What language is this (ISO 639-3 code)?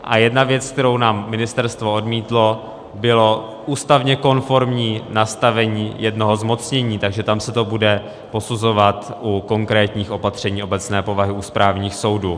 ces